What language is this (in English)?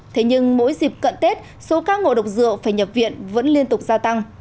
Vietnamese